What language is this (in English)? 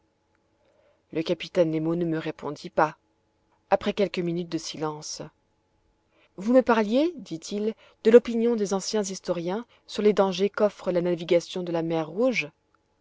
French